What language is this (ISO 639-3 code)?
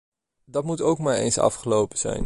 nld